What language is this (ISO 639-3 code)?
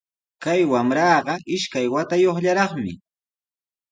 qws